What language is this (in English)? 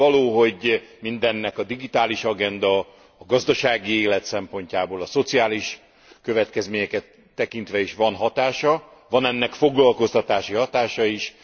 Hungarian